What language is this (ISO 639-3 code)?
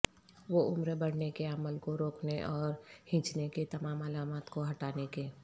urd